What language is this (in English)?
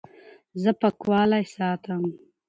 Pashto